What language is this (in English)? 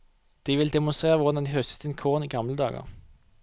Norwegian